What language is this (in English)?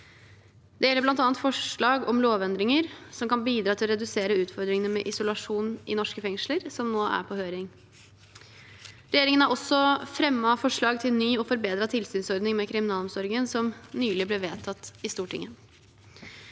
Norwegian